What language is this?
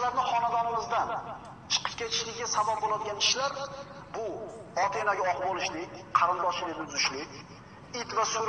Uzbek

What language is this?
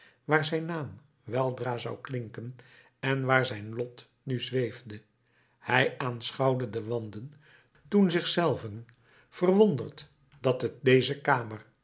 Dutch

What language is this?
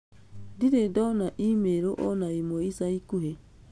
Kikuyu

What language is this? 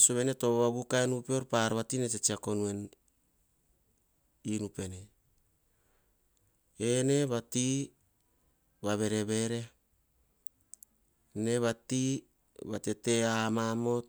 Hahon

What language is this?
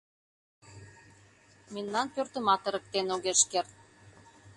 Mari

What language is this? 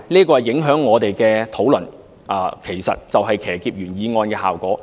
Cantonese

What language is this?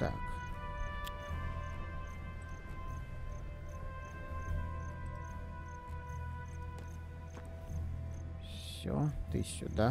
Russian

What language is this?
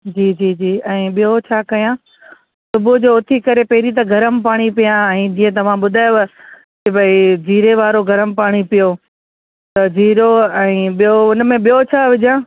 Sindhi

